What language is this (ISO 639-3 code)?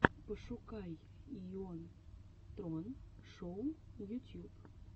rus